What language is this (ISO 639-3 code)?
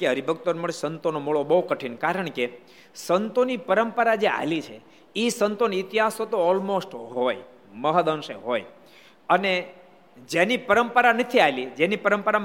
guj